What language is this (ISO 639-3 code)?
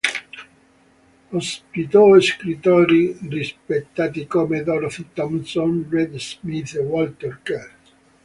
ita